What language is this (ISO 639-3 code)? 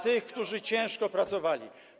pol